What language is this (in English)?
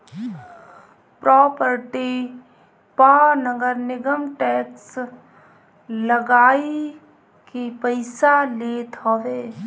Bhojpuri